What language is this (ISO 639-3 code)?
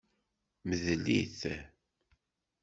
kab